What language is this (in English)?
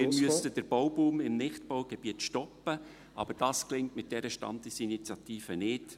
Swiss German